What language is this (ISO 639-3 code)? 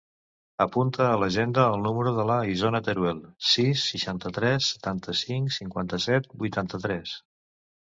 cat